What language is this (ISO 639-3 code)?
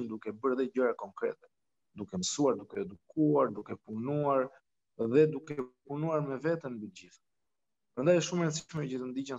ron